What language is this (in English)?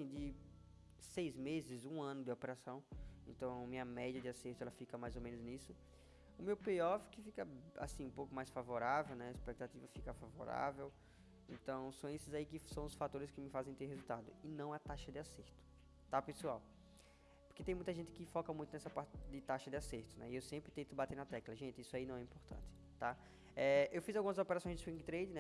Portuguese